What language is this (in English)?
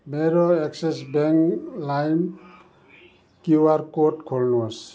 Nepali